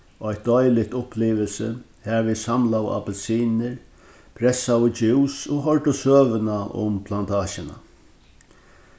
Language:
Faroese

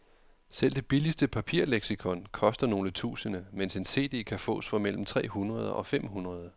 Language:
Danish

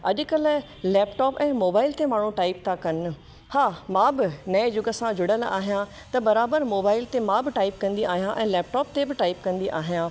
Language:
Sindhi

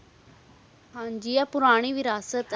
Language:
Punjabi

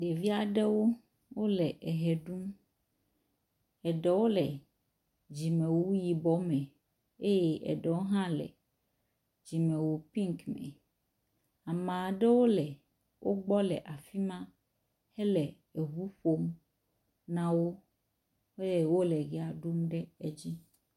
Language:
Ewe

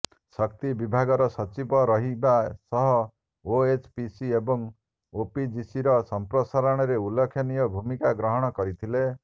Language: Odia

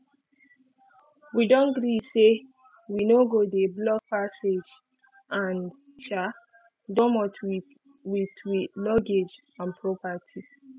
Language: Nigerian Pidgin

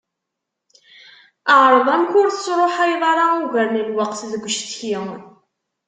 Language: Kabyle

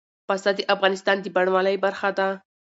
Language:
Pashto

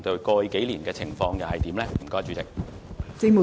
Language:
Cantonese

